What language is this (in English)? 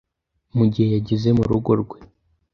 Kinyarwanda